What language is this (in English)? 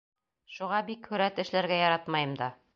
Bashkir